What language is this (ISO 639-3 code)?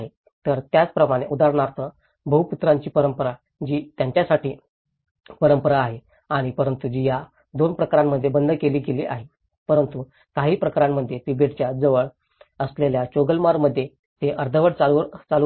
mar